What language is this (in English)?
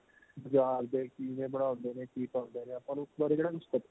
Punjabi